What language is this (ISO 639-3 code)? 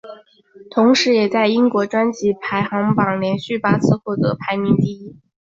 zho